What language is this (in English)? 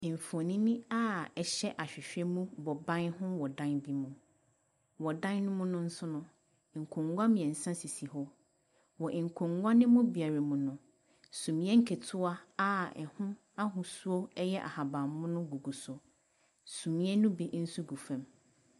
Akan